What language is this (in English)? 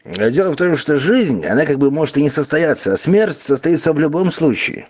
Russian